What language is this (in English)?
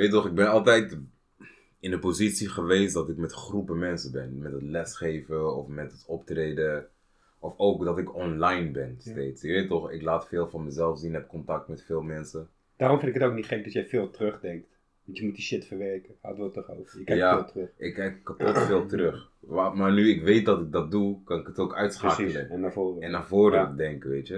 Dutch